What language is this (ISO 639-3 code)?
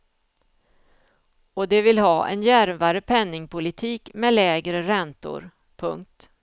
swe